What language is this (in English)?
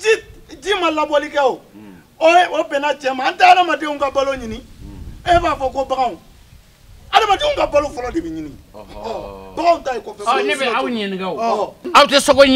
French